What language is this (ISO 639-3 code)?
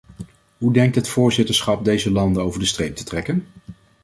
nld